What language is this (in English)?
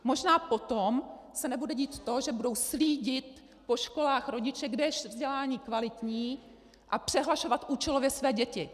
Czech